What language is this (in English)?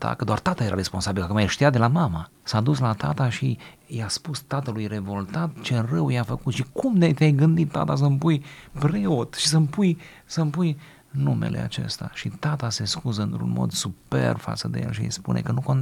Romanian